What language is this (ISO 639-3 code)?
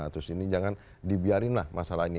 ind